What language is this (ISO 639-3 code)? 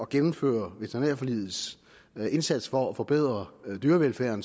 dan